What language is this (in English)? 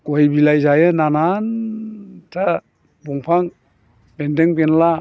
Bodo